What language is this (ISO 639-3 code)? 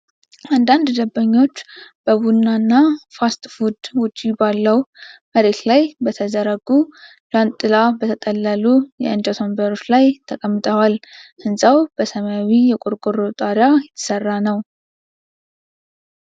amh